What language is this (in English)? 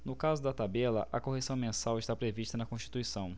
Portuguese